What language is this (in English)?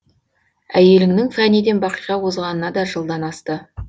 Kazakh